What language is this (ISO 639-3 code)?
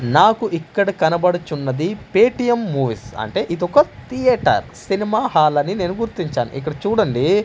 tel